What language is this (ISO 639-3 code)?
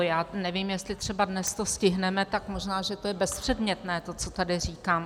ces